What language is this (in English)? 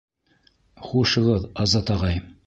Bashkir